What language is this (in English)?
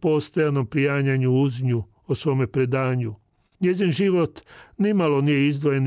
Croatian